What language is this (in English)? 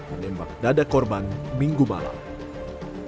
Indonesian